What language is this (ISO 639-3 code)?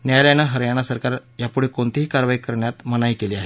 mar